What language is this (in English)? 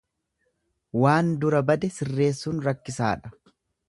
Oromo